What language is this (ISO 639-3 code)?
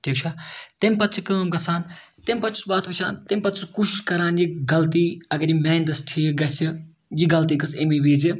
kas